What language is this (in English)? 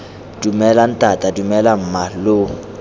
Tswana